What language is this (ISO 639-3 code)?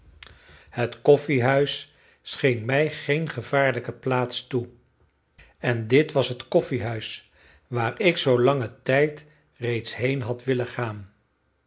nld